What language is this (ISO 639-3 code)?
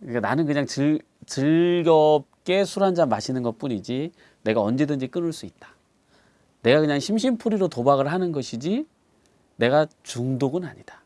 kor